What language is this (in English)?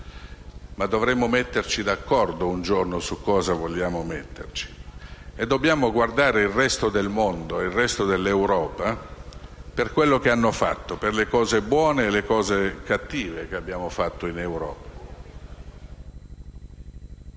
Italian